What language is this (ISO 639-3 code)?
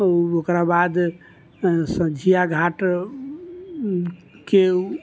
mai